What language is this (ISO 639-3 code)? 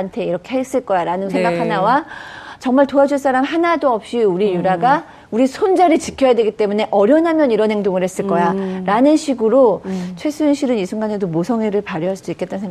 kor